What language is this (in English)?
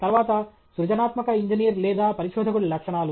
Telugu